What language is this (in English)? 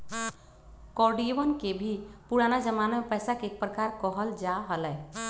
Magahi